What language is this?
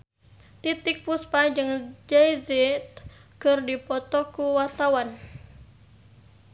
Sundanese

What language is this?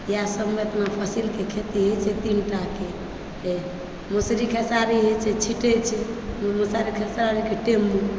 Maithili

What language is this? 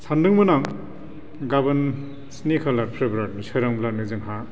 Bodo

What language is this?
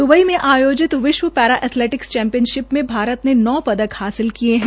Hindi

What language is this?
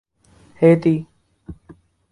Urdu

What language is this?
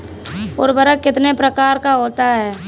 Hindi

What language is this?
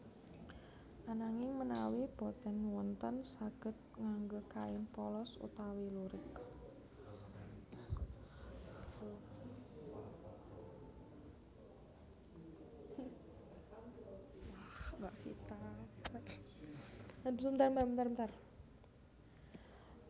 Javanese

